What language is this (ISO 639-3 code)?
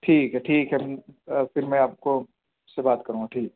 urd